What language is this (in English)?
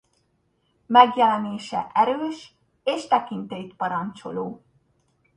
Hungarian